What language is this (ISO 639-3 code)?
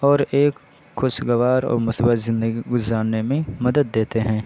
urd